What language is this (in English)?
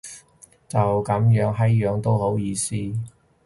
Cantonese